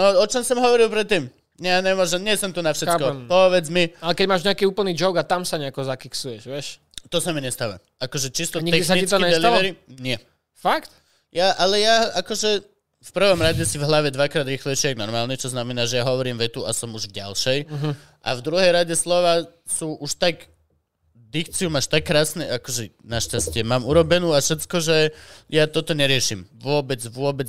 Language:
Slovak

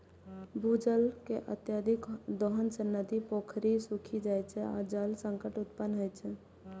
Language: Maithili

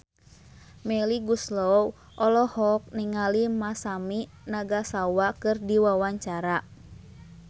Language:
Sundanese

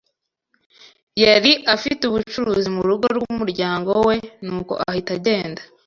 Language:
Kinyarwanda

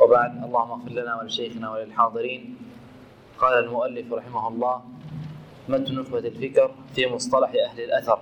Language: Arabic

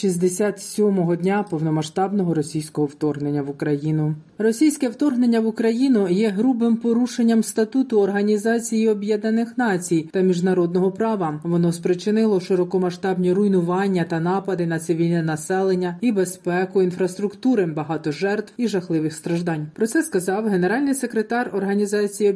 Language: Ukrainian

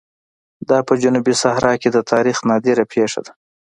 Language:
Pashto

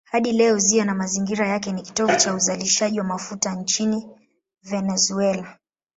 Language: Swahili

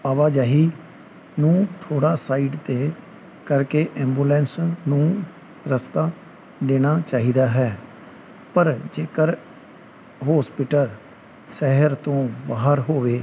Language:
Punjabi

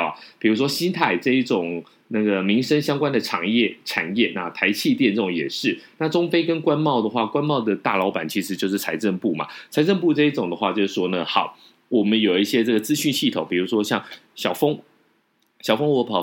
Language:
Chinese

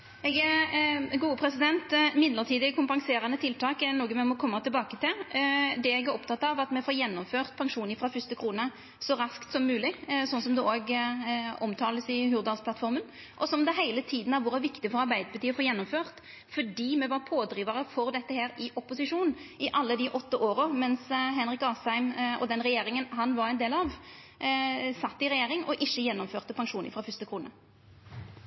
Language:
Norwegian Nynorsk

